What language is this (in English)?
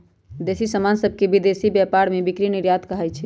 Magahi